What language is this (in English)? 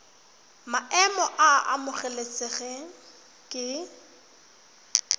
Tswana